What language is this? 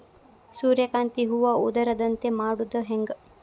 Kannada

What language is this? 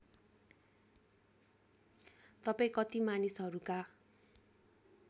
Nepali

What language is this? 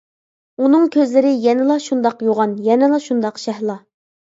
Uyghur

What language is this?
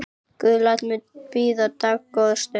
Icelandic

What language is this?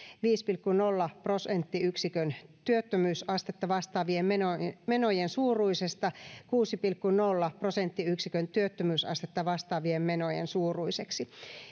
Finnish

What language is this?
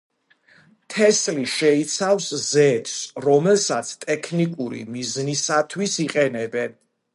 Georgian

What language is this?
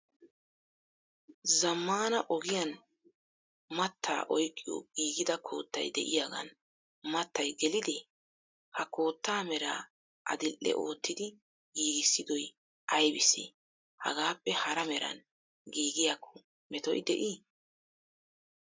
Wolaytta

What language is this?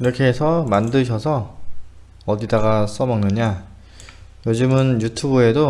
Korean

